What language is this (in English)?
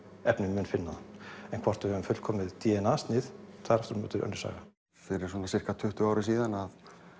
Icelandic